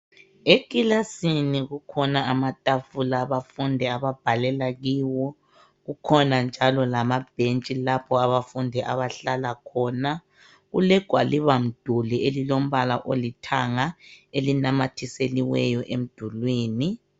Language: North Ndebele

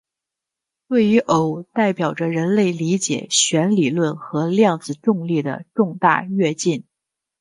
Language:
Chinese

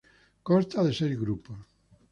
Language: Spanish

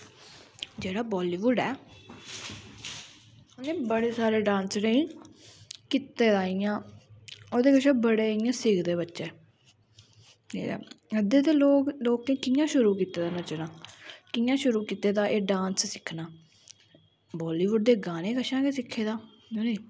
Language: Dogri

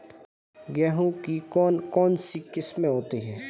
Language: Hindi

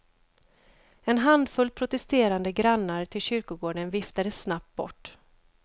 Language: Swedish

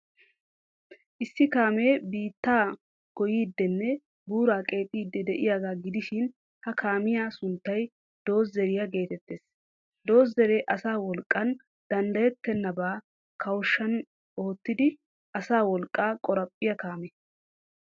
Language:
Wolaytta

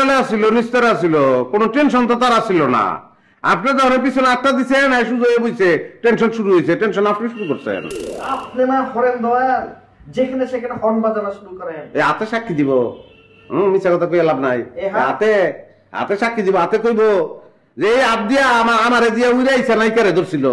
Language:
Bangla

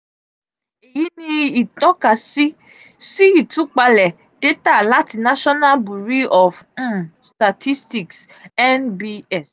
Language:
Yoruba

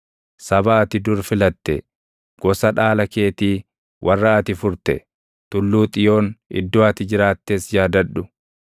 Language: Oromo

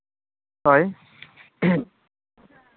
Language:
Santali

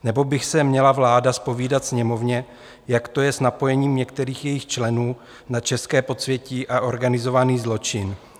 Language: Czech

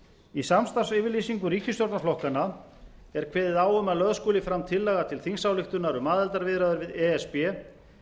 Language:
Icelandic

